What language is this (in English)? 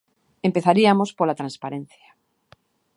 Galician